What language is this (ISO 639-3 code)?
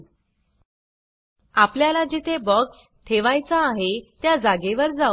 mar